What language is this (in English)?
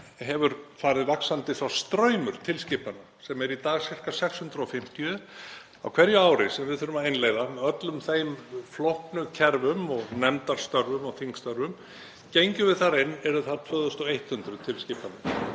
Icelandic